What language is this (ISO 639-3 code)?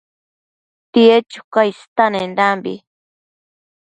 mcf